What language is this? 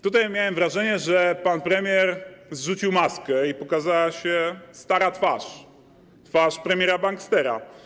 Polish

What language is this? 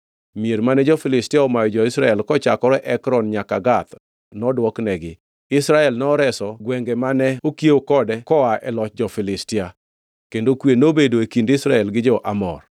Luo (Kenya and Tanzania)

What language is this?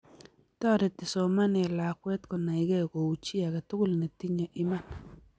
Kalenjin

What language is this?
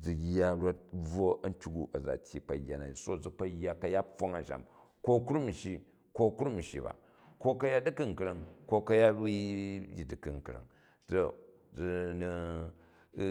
Jju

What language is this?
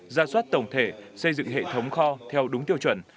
Vietnamese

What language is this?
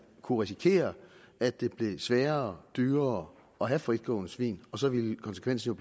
Danish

